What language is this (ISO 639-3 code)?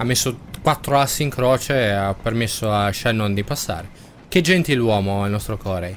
ita